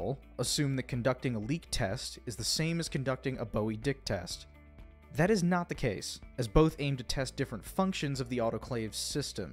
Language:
English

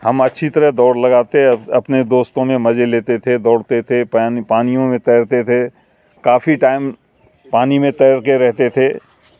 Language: Urdu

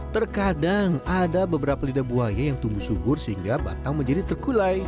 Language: Indonesian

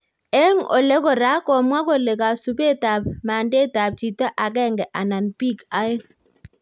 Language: Kalenjin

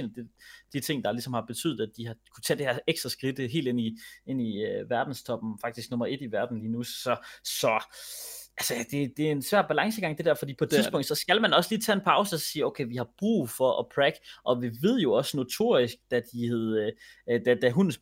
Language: Danish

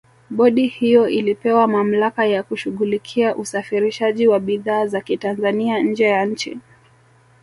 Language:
Swahili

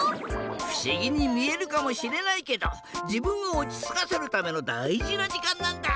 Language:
Japanese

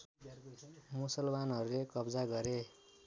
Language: Nepali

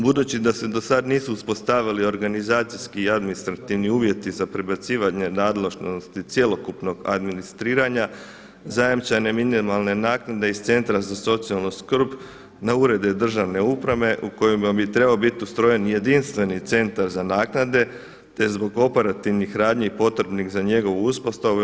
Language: Croatian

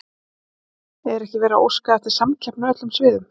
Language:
Icelandic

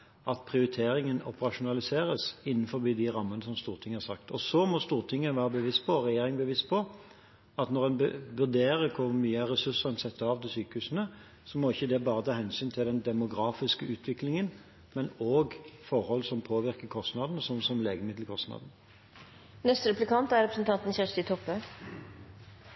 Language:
Norwegian Bokmål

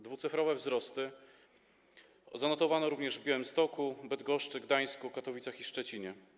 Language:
Polish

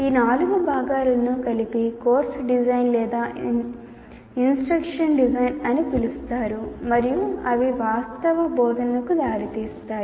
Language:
Telugu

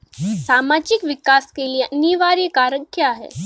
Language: Hindi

